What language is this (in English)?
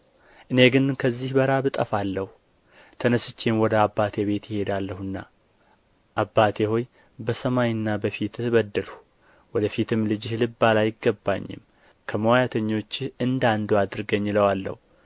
Amharic